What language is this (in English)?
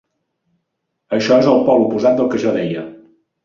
Catalan